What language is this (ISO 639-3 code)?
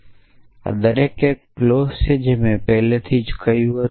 guj